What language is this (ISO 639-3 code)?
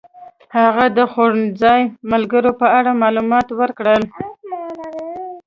pus